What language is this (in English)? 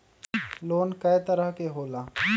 Magahi